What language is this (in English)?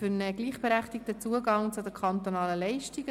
Swiss German